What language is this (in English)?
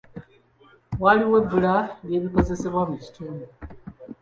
Ganda